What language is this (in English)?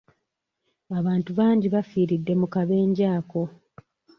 Ganda